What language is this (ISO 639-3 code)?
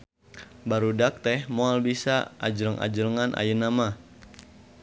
sun